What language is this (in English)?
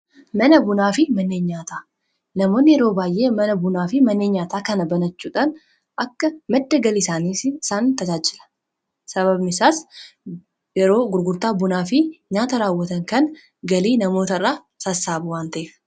Oromo